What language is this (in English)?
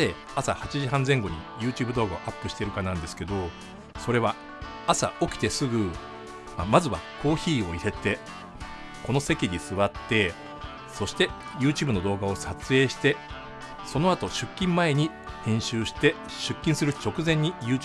Japanese